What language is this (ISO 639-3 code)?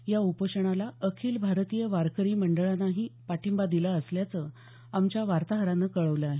mar